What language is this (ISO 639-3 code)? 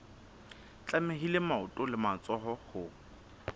sot